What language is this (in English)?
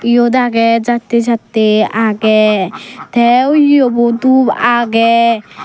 Chakma